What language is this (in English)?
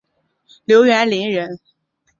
Chinese